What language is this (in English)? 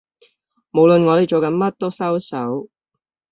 Cantonese